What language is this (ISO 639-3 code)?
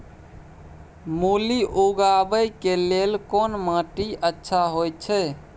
mai